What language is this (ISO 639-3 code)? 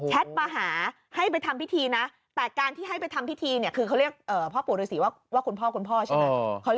tha